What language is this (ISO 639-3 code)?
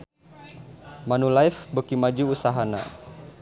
sun